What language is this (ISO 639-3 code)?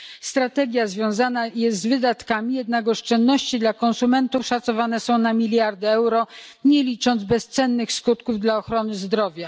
pol